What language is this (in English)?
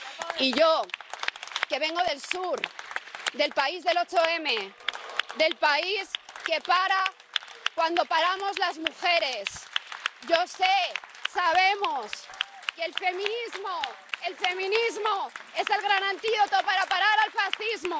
Spanish